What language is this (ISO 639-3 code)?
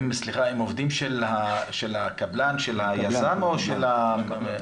heb